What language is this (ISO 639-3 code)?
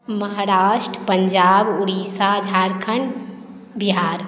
mai